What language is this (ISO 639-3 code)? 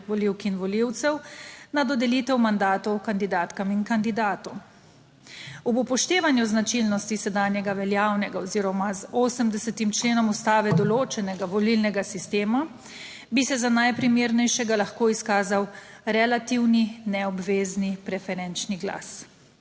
slv